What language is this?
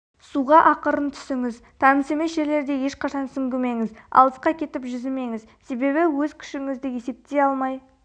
Kazakh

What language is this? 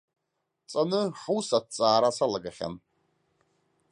Abkhazian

